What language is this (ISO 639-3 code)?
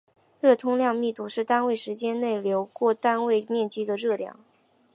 zho